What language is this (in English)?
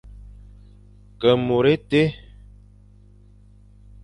Fang